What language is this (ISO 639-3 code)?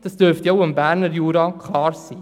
gsw